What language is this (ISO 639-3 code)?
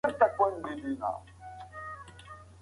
pus